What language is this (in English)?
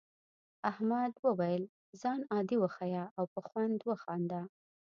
Pashto